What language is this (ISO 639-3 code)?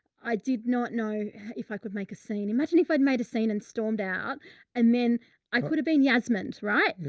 eng